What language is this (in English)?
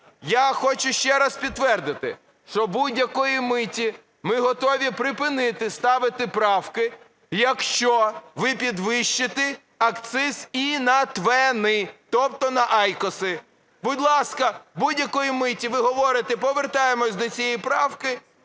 Ukrainian